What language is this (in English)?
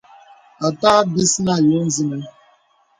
Bebele